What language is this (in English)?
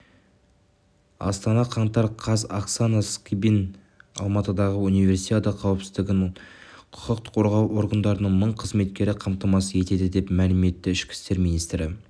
Kazakh